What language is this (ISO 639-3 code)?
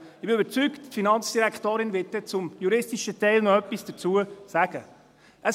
gsw